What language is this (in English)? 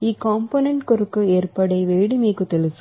Telugu